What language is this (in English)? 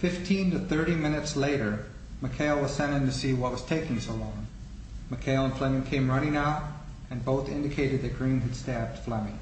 English